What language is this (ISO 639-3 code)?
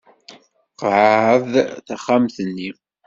kab